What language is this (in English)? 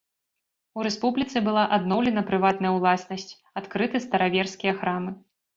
Belarusian